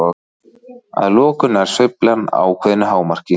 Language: Icelandic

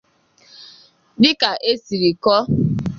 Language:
Igbo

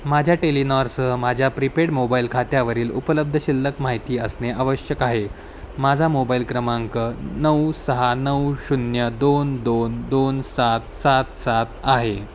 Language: Marathi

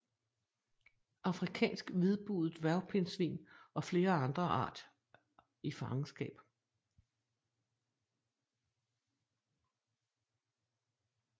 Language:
Danish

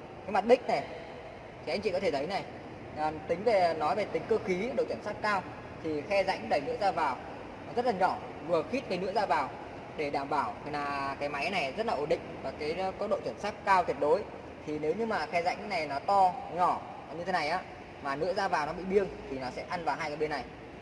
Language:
Vietnamese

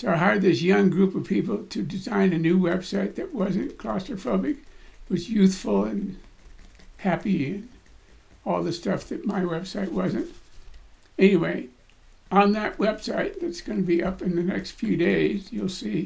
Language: English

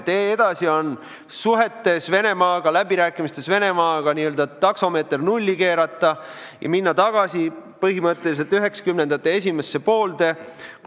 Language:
Estonian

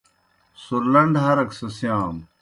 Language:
Kohistani Shina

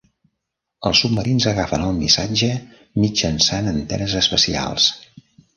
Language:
Catalan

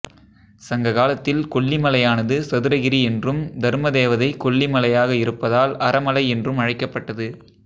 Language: Tamil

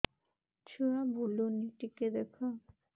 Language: Odia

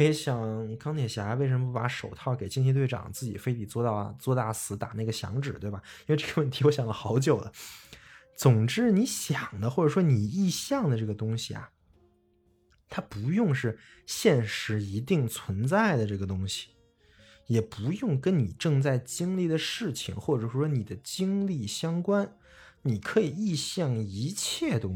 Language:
Chinese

